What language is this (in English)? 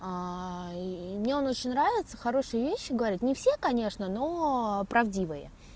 Russian